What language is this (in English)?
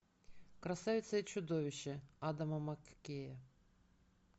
Russian